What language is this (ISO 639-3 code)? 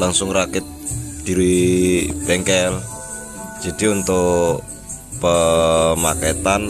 ind